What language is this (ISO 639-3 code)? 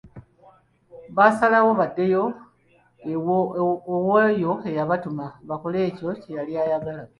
lug